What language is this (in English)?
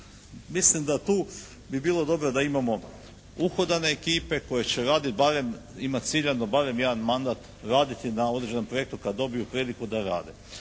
Croatian